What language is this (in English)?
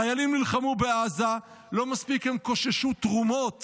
Hebrew